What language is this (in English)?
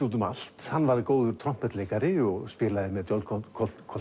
Icelandic